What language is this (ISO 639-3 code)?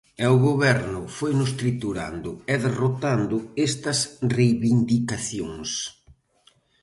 glg